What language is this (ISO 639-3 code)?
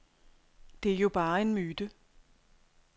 dan